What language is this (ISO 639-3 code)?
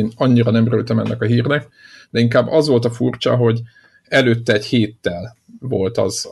hun